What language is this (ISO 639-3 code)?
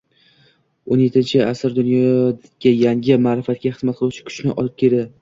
uzb